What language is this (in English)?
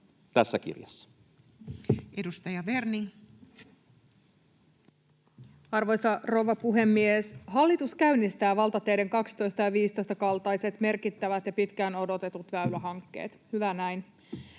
Finnish